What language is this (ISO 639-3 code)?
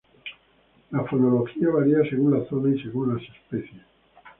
spa